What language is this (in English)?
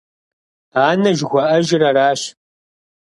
Kabardian